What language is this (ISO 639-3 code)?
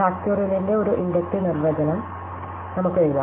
mal